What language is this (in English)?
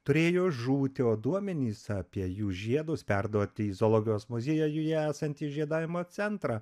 Lithuanian